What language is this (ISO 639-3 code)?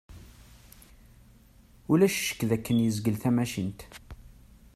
kab